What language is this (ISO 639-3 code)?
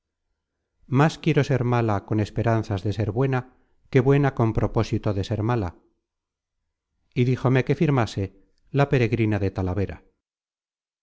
spa